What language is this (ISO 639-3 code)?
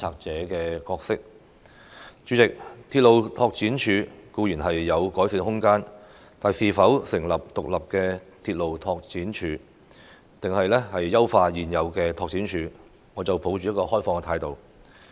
yue